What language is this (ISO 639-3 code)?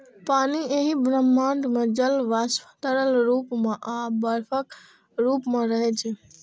mai